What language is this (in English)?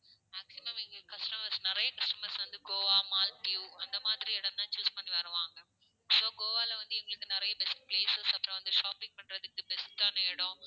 Tamil